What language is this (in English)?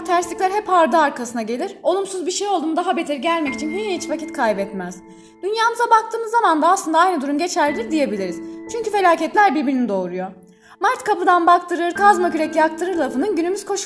Turkish